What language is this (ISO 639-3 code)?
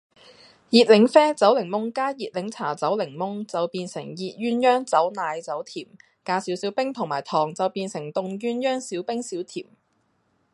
yue